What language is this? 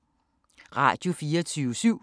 Danish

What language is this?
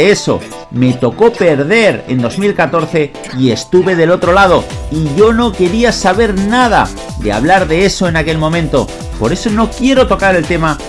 Spanish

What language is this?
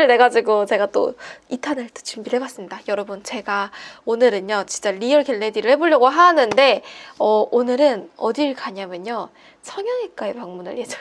Korean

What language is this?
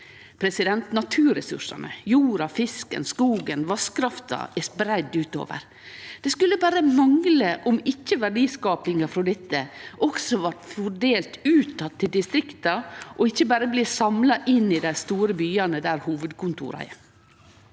Norwegian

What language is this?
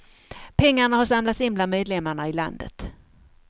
Swedish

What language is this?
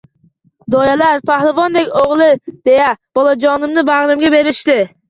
Uzbek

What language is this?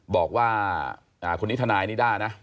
Thai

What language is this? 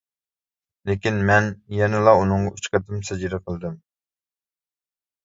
Uyghur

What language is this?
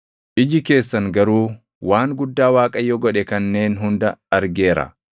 Oromo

